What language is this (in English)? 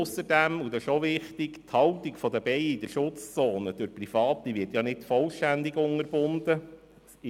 Swiss German